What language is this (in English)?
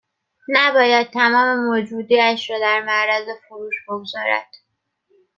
Persian